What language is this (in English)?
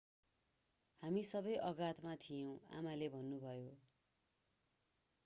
Nepali